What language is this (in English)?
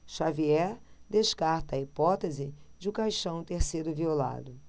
Portuguese